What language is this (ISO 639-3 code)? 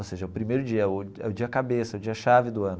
por